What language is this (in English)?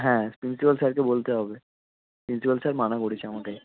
Bangla